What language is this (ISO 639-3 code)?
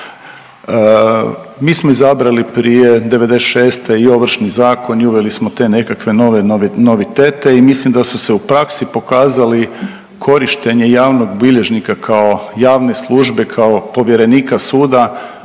hrv